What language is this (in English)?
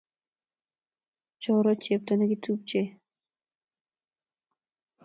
Kalenjin